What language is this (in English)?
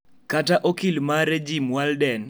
Luo (Kenya and Tanzania)